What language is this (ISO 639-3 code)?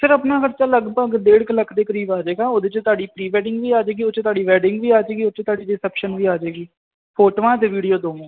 pan